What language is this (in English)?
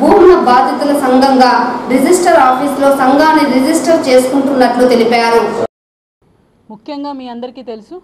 Telugu